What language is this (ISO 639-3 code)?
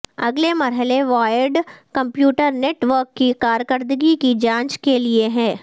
urd